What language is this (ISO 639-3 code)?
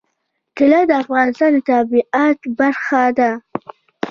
pus